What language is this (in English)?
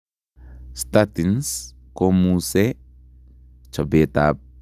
Kalenjin